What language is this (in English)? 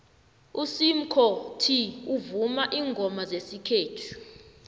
South Ndebele